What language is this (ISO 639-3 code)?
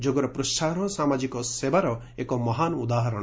ori